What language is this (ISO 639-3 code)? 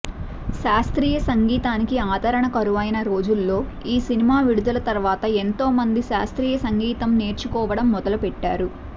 tel